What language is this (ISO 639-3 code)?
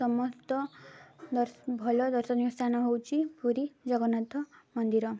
ori